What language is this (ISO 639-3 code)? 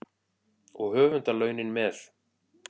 isl